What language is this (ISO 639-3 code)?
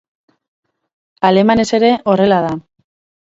eus